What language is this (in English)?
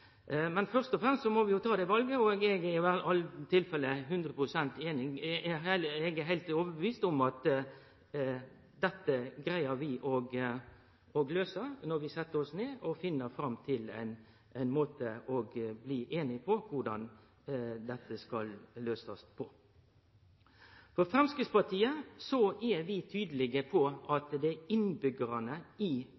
Norwegian Nynorsk